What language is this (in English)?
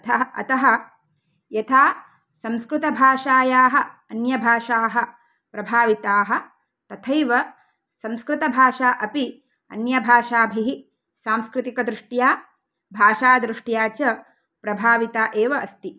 Sanskrit